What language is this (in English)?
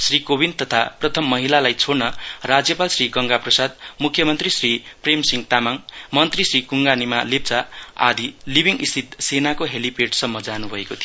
Nepali